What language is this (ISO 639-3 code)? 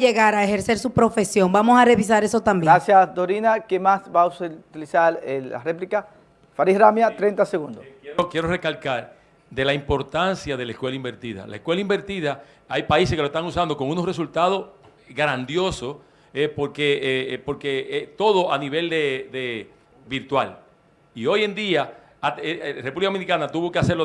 spa